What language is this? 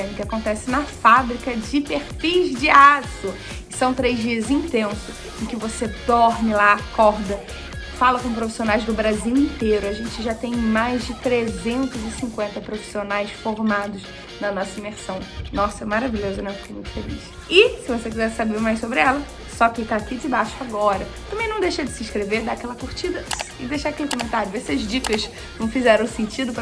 Portuguese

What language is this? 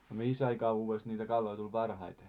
Finnish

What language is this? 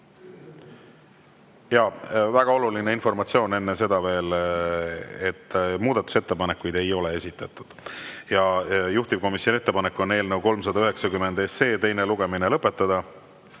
Estonian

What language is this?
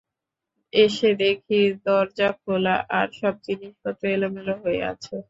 Bangla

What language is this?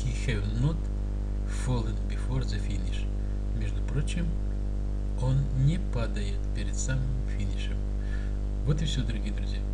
Russian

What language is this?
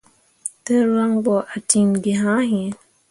Mundang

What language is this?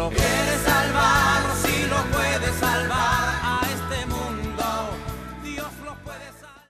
Italian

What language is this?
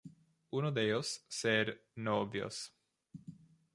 Spanish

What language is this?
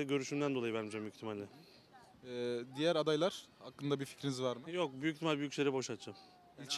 Turkish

